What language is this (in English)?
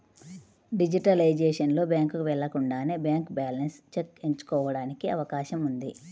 Telugu